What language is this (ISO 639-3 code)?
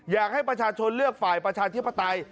tha